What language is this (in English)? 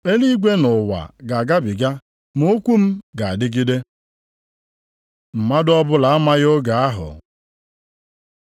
Igbo